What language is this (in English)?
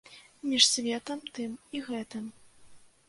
Belarusian